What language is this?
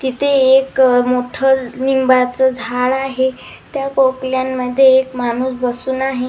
Marathi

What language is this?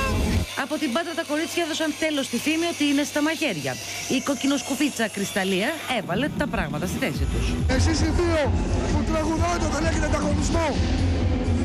Greek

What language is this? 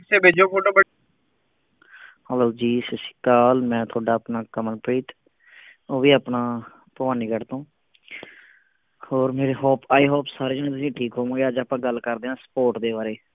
Punjabi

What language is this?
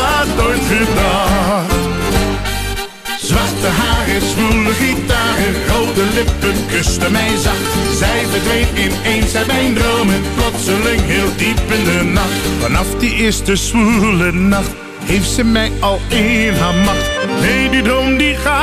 Dutch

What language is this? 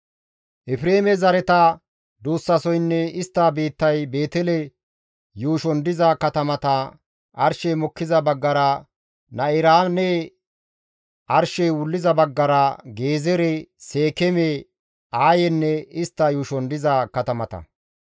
Gamo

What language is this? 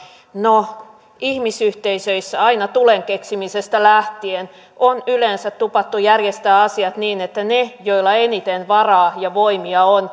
Finnish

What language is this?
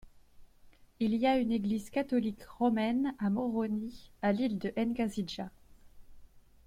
French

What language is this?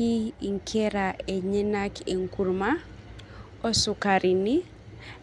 Masai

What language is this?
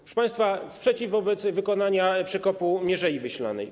Polish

